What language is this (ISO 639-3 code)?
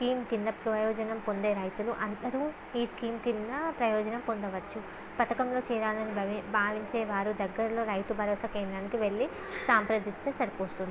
tel